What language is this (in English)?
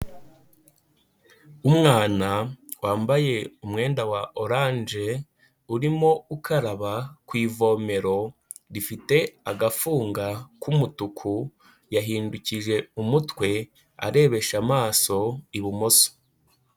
Kinyarwanda